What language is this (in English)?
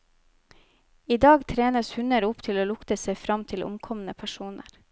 Norwegian